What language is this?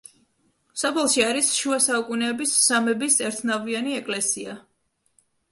Georgian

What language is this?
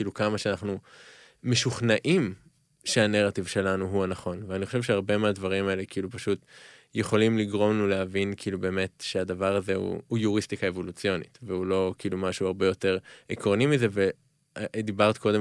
Hebrew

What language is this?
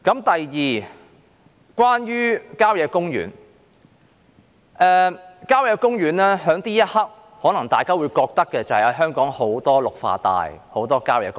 Cantonese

